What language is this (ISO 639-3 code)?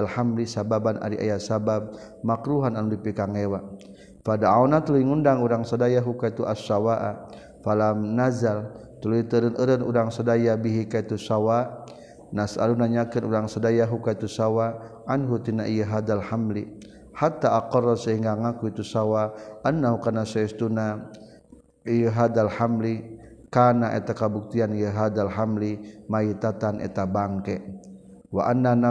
msa